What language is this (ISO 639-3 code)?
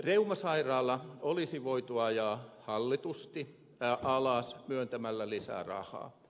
fin